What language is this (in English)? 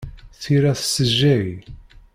Kabyle